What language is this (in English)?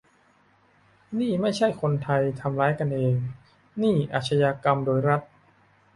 Thai